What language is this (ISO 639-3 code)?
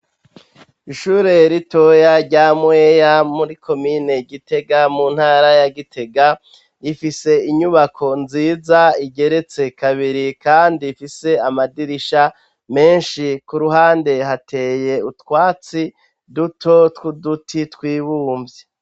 run